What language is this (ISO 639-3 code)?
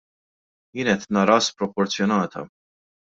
mlt